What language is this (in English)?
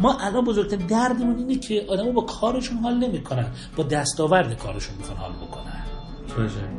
Persian